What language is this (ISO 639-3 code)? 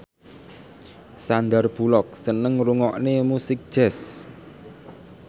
jav